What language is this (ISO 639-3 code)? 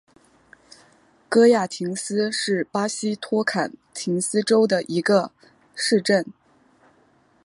zho